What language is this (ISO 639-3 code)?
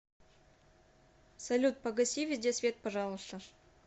rus